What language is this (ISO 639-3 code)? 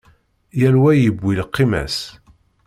kab